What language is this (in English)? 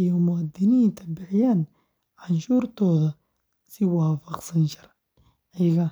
Somali